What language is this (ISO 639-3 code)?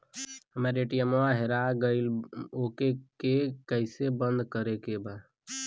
bho